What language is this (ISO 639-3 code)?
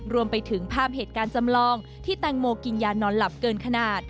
tha